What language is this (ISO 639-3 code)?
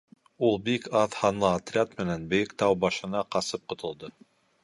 bak